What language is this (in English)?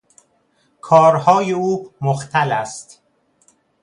Persian